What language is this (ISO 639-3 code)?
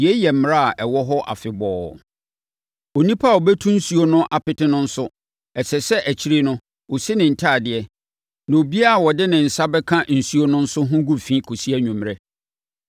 aka